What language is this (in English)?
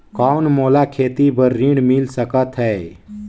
Chhattisgarhi